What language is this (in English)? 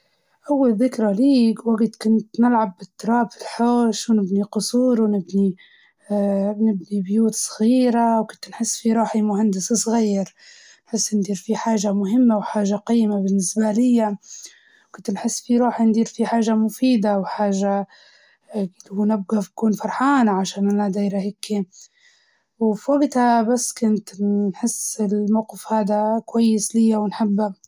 Libyan Arabic